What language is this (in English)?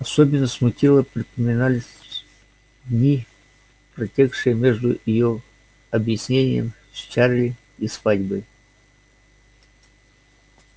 Russian